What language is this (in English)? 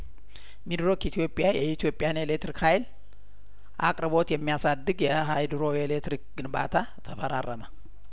Amharic